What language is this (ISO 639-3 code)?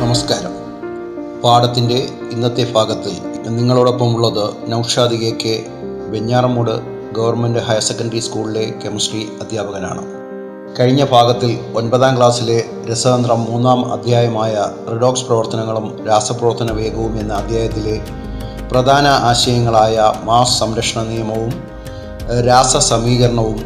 mal